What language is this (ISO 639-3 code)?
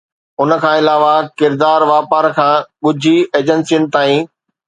snd